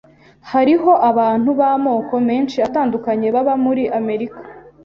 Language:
Kinyarwanda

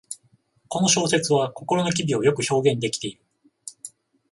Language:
Japanese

